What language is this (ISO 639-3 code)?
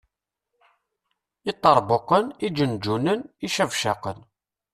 kab